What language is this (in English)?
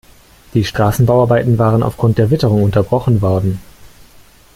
German